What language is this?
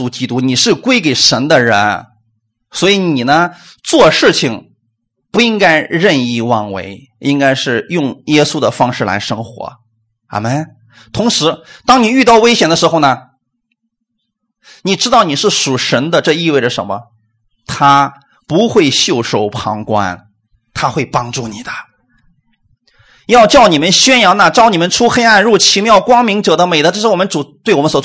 Chinese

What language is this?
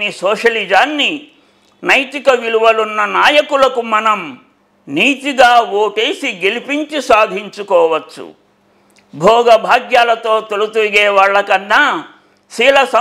Telugu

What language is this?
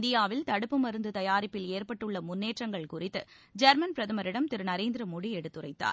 Tamil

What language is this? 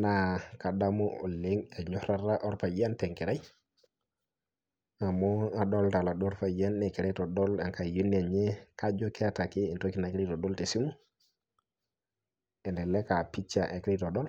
Masai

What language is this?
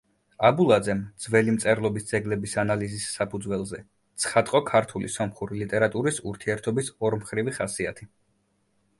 Georgian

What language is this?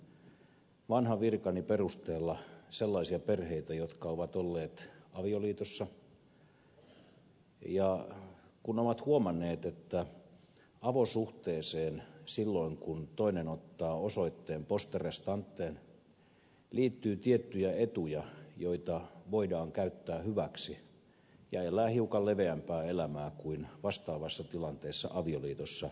Finnish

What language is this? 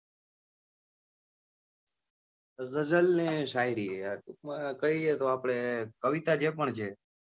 Gujarati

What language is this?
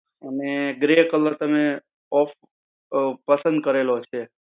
Gujarati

